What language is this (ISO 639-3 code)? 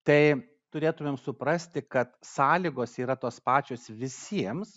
lit